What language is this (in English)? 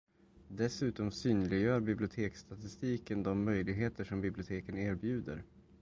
Swedish